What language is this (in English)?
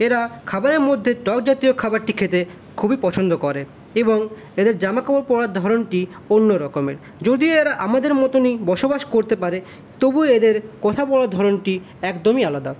Bangla